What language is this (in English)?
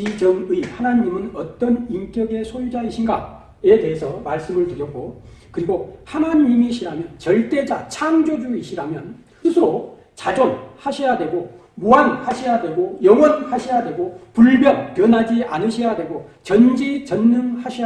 Korean